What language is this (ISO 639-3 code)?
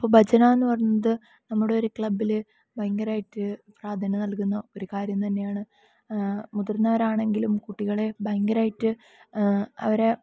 mal